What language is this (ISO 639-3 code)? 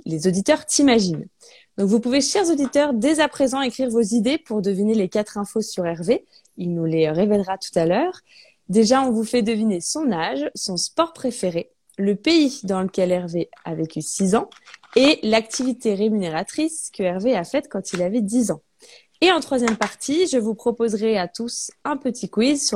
fra